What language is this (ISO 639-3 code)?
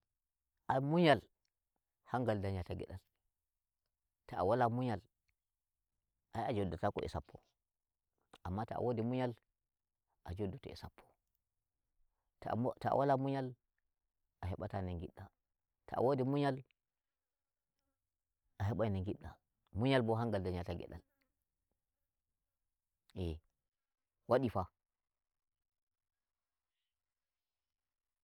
fuv